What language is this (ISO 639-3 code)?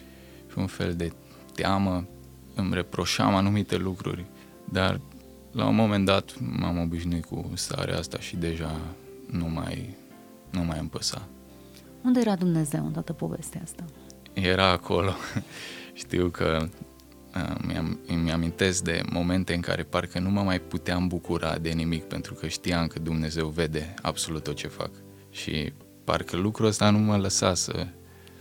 ron